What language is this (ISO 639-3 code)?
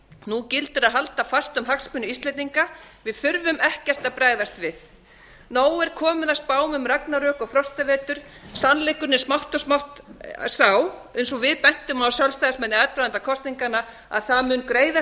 isl